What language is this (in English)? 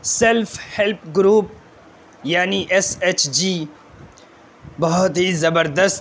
Urdu